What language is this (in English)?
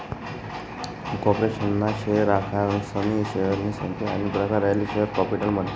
Marathi